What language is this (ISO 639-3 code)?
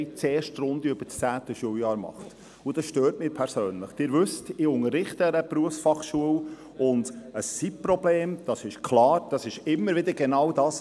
gsw